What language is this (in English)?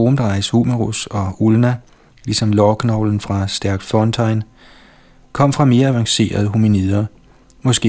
Danish